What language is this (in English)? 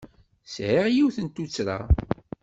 Kabyle